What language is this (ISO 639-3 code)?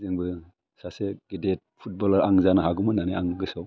brx